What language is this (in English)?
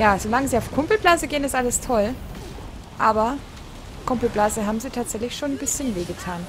German